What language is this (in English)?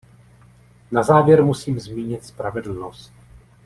Czech